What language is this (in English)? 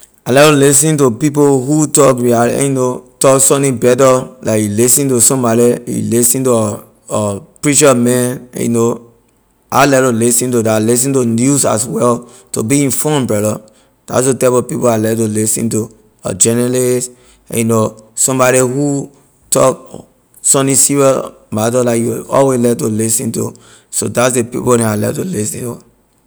Liberian English